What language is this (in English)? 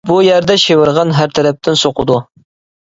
Uyghur